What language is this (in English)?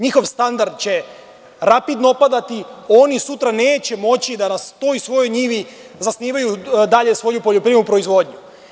Serbian